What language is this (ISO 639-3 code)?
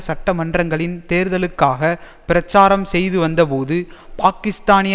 tam